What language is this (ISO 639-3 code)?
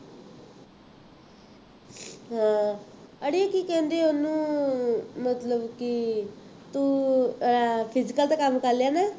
pan